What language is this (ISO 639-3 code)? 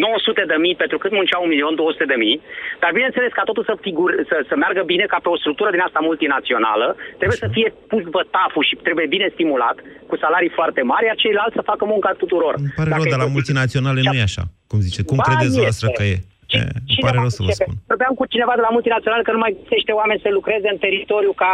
ron